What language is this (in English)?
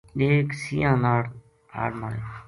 Gujari